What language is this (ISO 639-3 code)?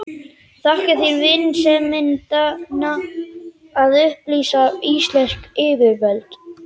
isl